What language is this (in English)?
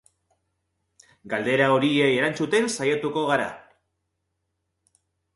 Basque